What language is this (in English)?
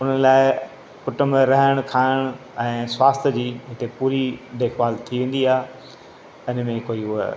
Sindhi